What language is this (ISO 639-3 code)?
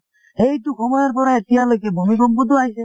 asm